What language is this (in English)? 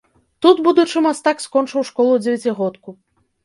Belarusian